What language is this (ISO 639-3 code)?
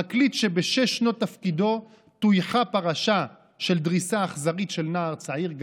heb